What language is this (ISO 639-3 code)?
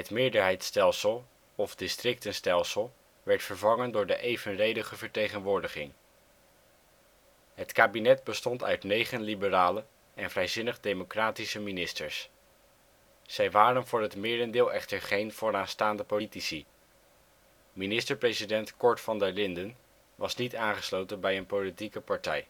nld